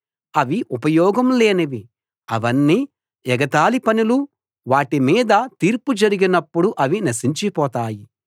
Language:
Telugu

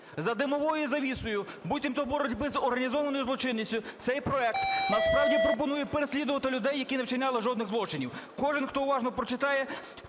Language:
Ukrainian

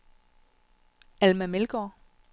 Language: Danish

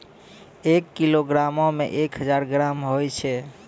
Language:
Maithili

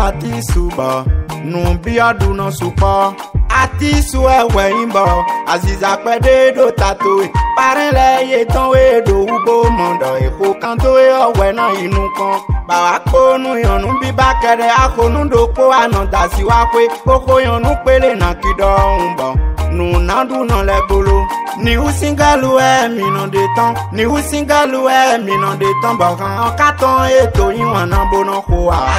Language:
Thai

